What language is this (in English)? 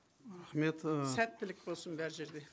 Kazakh